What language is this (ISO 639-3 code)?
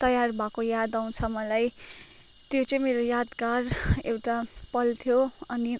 nep